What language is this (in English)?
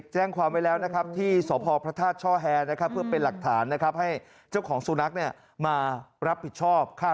Thai